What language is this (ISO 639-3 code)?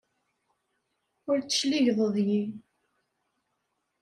kab